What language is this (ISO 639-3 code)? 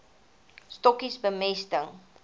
afr